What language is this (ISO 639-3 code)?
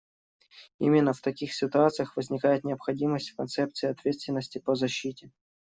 rus